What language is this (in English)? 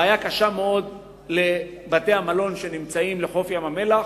Hebrew